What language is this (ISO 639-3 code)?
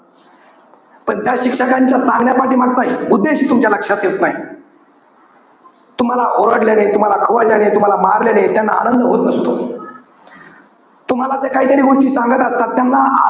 mar